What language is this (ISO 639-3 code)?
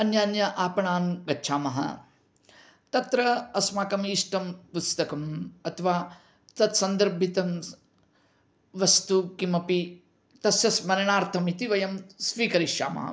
san